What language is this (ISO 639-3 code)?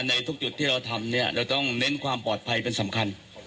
tha